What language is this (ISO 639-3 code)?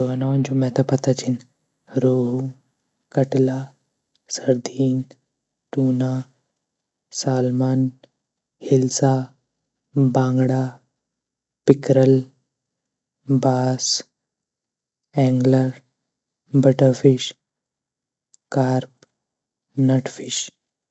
gbm